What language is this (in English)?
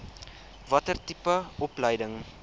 Afrikaans